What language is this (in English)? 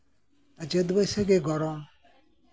Santali